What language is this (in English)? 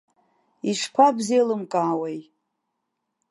Abkhazian